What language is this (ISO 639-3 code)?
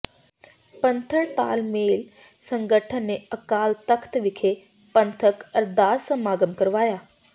pan